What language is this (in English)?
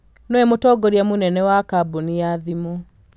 Kikuyu